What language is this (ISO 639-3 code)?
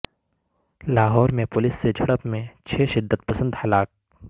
urd